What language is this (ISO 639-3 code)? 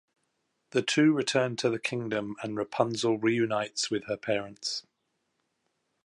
eng